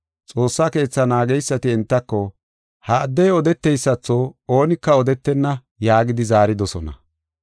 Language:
Gofa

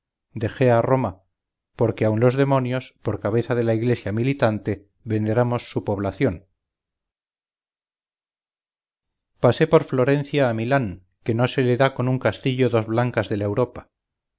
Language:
Spanish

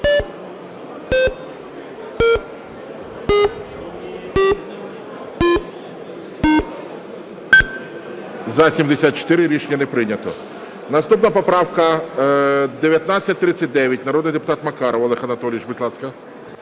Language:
Ukrainian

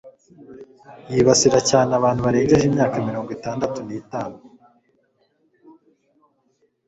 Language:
Kinyarwanda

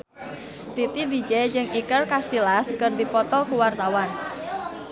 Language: Sundanese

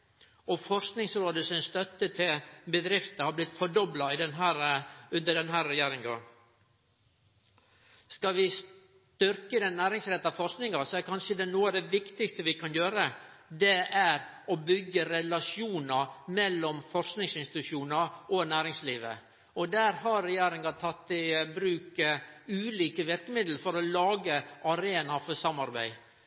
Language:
Norwegian Nynorsk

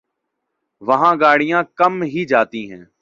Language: Urdu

